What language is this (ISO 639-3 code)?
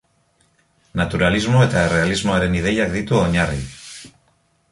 eus